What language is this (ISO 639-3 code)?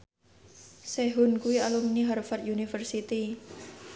jav